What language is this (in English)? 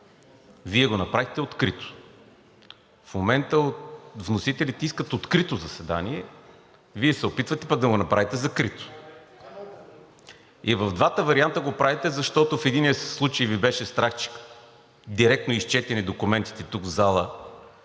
Bulgarian